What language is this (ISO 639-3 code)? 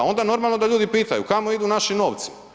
hrv